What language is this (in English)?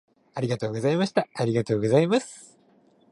Japanese